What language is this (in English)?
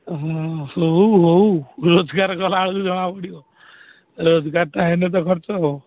Odia